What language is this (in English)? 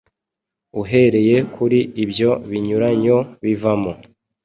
Kinyarwanda